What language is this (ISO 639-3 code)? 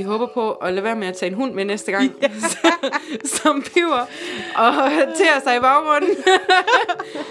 dan